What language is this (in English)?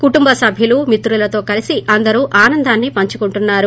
Telugu